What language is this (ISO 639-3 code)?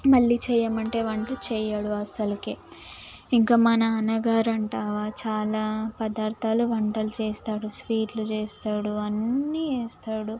tel